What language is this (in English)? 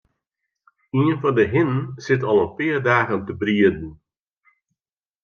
Western Frisian